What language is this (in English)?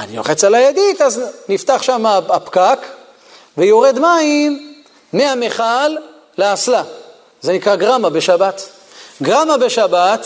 Hebrew